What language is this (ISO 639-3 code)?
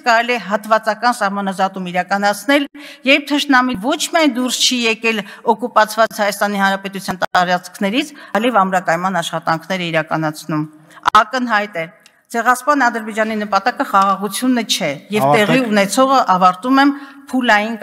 ron